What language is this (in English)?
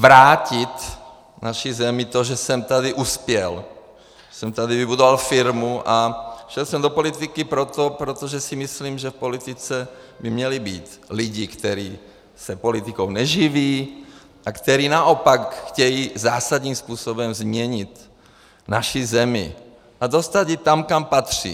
Czech